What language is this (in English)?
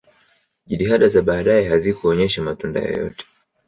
Swahili